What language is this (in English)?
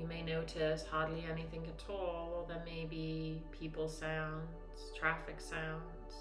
English